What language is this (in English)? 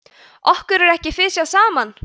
Icelandic